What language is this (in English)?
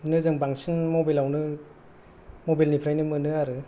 Bodo